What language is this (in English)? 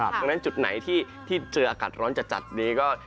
Thai